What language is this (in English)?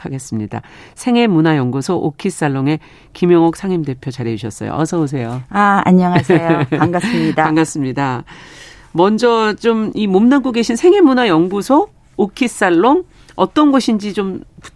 Korean